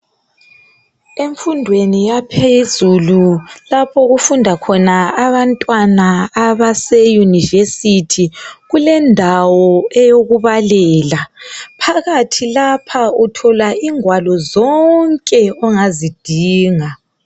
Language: North Ndebele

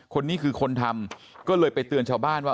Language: Thai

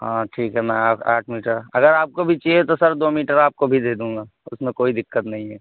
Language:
Urdu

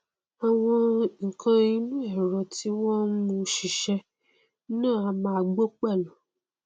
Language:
Yoruba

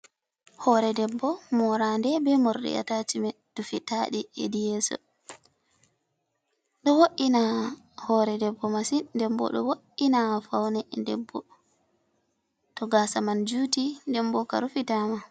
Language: Fula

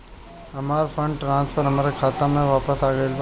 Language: Bhojpuri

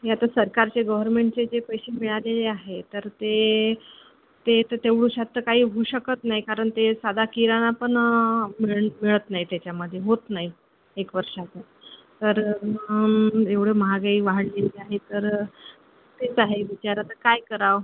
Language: Marathi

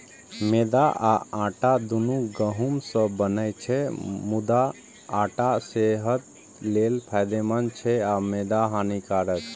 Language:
Maithili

